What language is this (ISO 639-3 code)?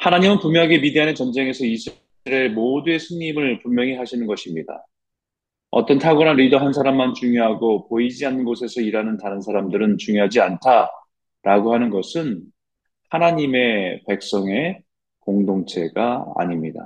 kor